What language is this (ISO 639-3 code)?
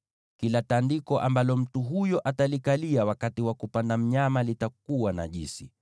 swa